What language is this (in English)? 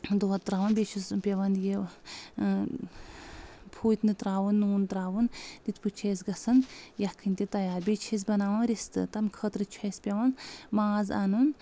Kashmiri